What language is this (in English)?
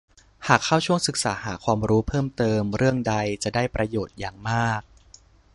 Thai